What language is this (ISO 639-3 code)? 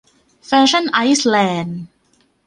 tha